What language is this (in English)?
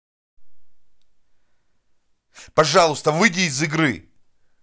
Russian